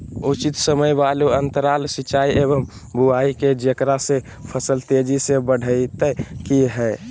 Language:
Magahi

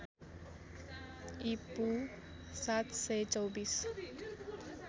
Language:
Nepali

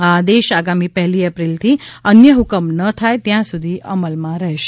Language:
Gujarati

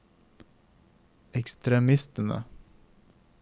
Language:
Norwegian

